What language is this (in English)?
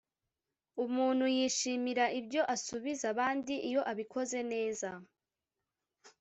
Kinyarwanda